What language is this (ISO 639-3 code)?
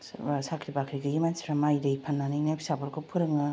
brx